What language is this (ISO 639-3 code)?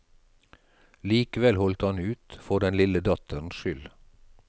nor